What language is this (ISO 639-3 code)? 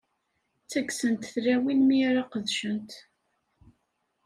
kab